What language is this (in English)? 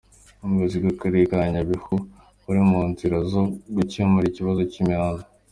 Kinyarwanda